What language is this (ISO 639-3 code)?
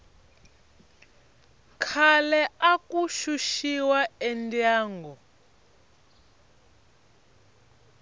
tso